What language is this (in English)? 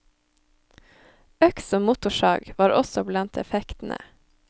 Norwegian